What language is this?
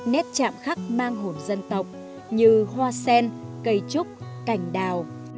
Vietnamese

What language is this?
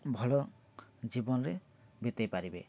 Odia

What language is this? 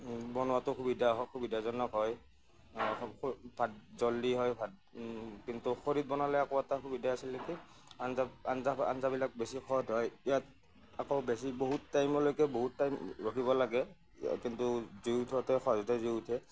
Assamese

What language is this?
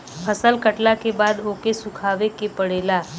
Bhojpuri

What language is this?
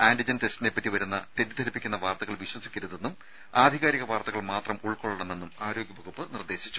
Malayalam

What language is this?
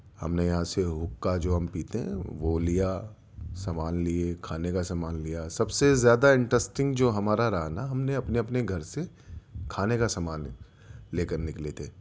Urdu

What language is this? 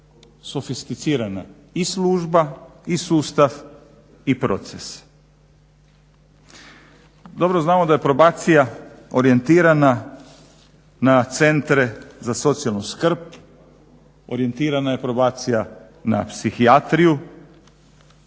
Croatian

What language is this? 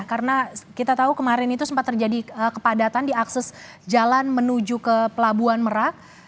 Indonesian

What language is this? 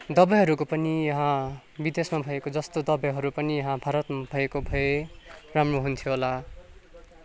Nepali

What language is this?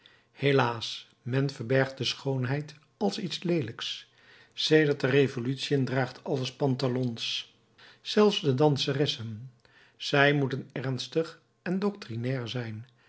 Dutch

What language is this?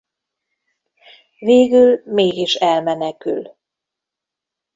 Hungarian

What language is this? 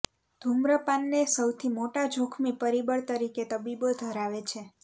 Gujarati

